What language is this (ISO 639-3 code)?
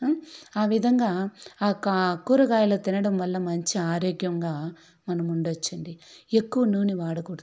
tel